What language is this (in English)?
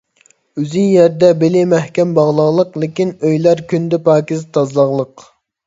Uyghur